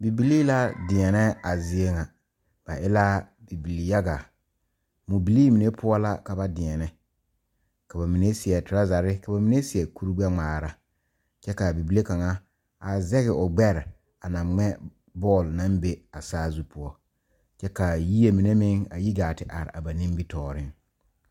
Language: Southern Dagaare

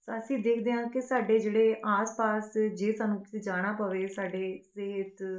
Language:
Punjabi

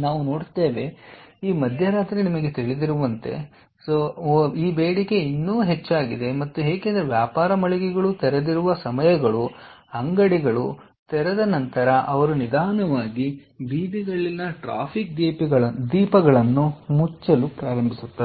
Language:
Kannada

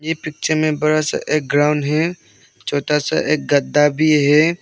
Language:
Hindi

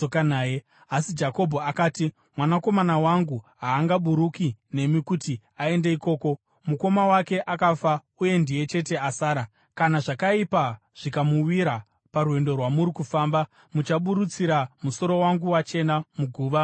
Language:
Shona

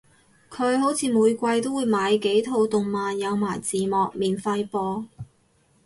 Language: Cantonese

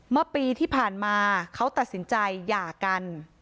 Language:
Thai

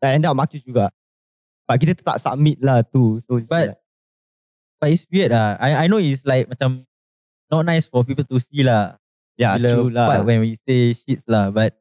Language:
Malay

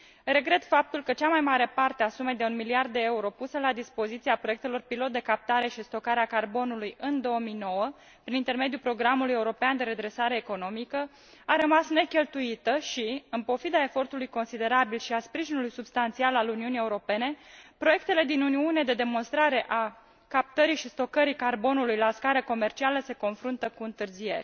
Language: Romanian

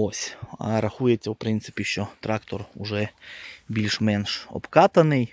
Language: Ukrainian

